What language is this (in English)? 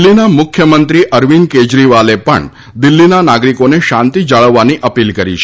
Gujarati